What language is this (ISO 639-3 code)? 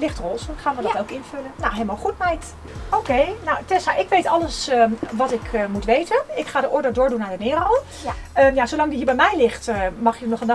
nld